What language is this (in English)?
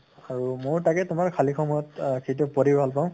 Assamese